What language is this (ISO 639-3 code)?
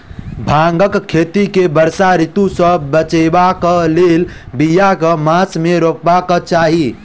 mai